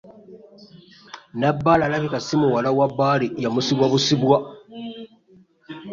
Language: Ganda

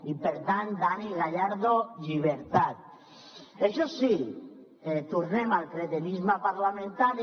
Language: Catalan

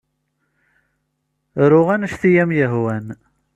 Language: Kabyle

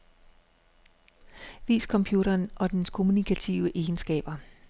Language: Danish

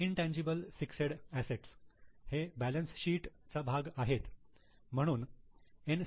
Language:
Marathi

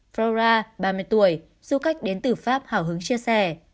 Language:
Vietnamese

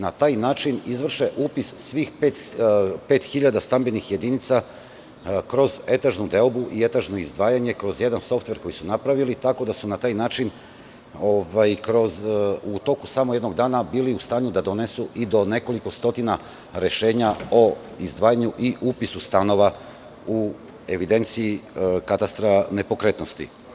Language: Serbian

